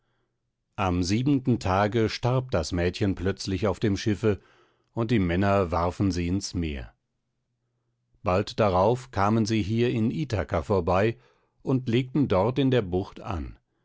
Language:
German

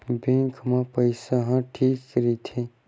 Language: Chhattisgarhi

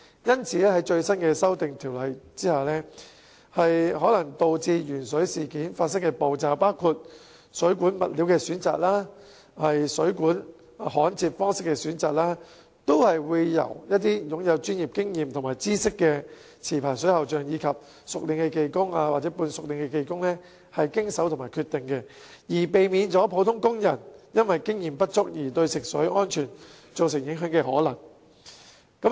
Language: Cantonese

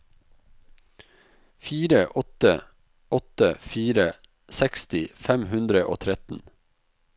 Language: Norwegian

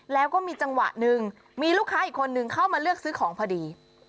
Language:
Thai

